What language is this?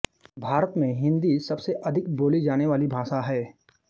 Hindi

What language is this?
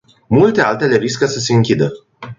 Romanian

